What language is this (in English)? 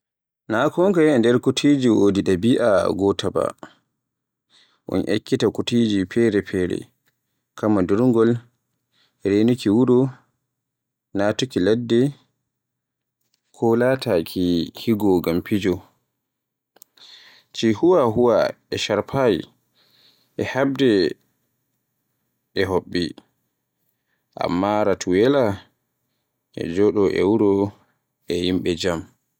Borgu Fulfulde